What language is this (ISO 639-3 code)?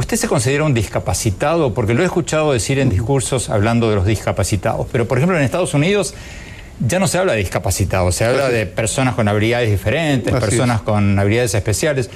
spa